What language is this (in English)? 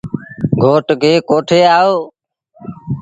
Sindhi Bhil